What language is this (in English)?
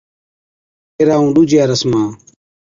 Od